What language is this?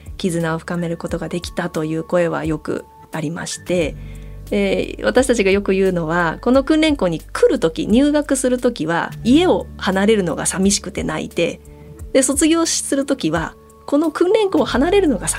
Japanese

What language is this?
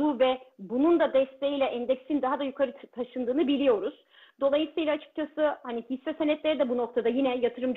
Turkish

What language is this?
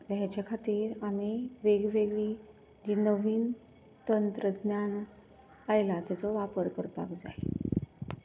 Konkani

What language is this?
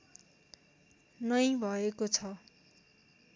Nepali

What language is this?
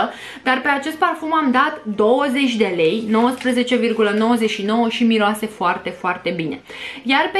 Romanian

